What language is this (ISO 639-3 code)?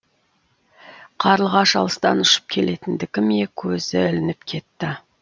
kaz